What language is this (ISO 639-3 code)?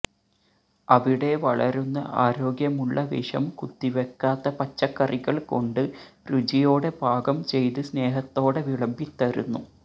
mal